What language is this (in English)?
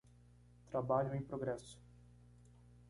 Portuguese